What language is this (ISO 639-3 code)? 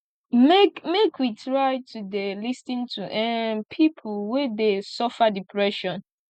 pcm